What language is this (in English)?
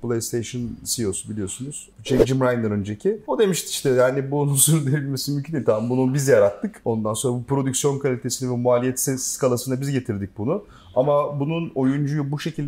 Turkish